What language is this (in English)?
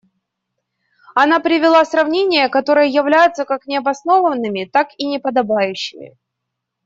Russian